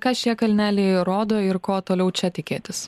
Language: Lithuanian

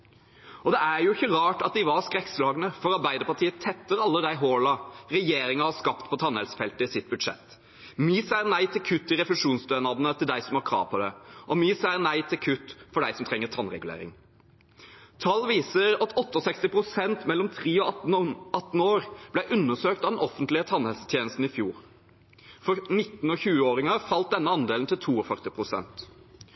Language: Norwegian Bokmål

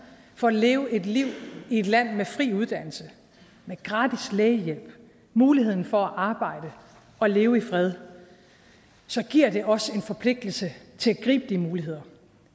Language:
Danish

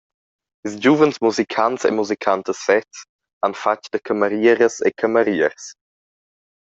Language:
Romansh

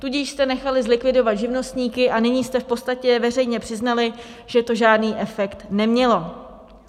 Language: Czech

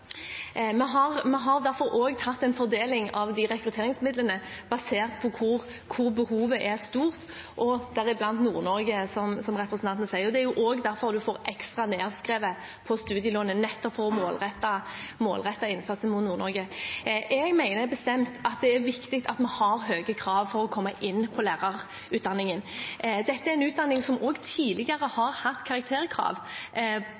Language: Norwegian Bokmål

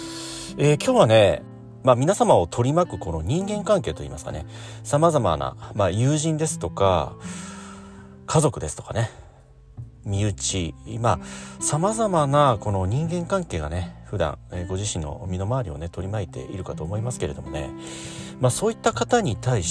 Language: Japanese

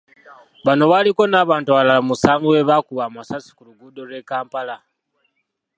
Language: Ganda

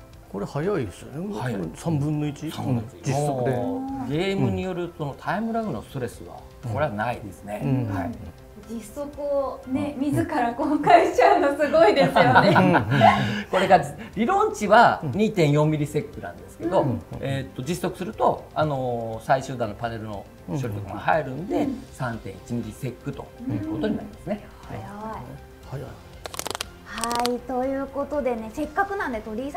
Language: Japanese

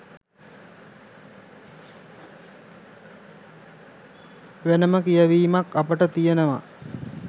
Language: Sinhala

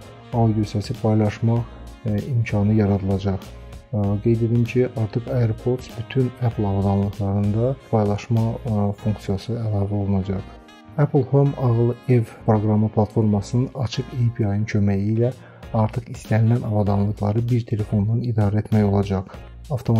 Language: Polish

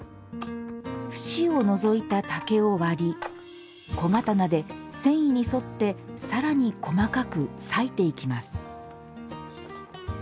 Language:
Japanese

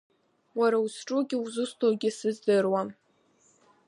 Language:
Abkhazian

